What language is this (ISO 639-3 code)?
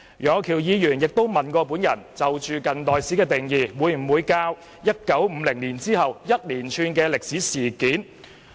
yue